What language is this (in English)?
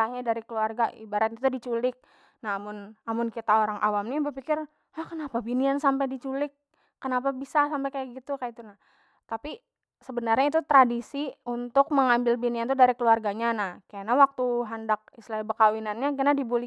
Banjar